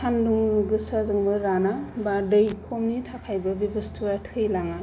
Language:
Bodo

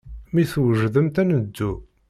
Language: Kabyle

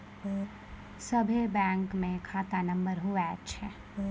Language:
Maithili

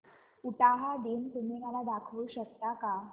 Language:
Marathi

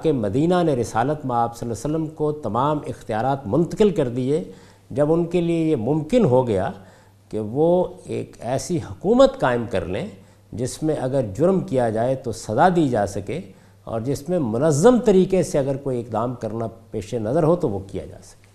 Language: Urdu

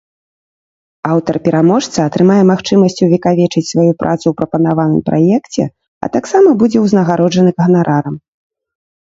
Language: Belarusian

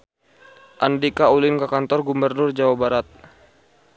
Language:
Sundanese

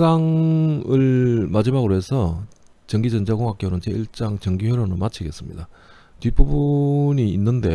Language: Korean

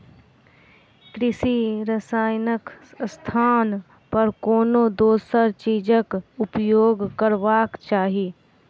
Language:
Maithili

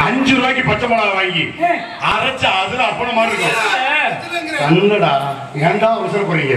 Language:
Tamil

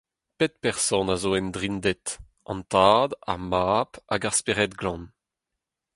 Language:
Breton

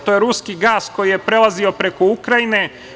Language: Serbian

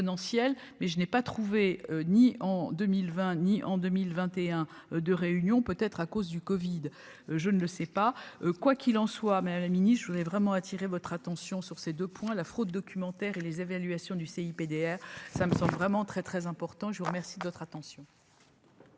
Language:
French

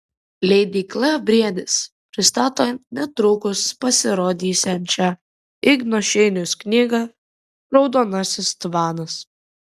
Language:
Lithuanian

